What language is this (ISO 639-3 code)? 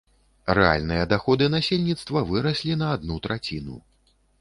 bel